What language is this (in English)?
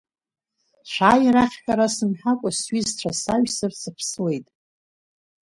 Abkhazian